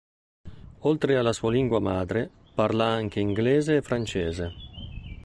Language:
Italian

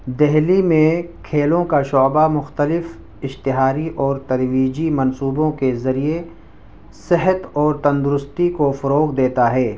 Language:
Urdu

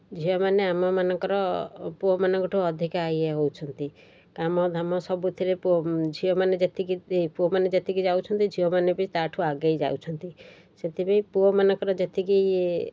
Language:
Odia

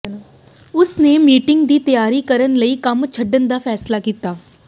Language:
Punjabi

